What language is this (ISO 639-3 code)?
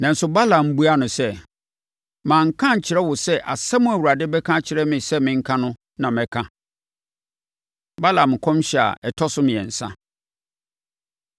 aka